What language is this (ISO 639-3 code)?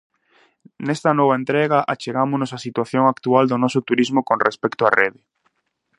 glg